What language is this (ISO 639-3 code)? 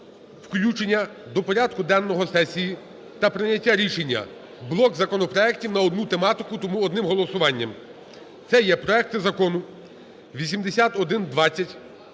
ukr